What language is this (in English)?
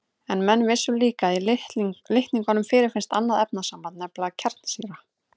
Icelandic